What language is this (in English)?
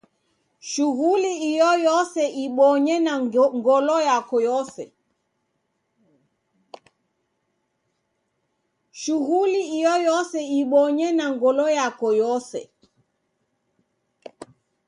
Taita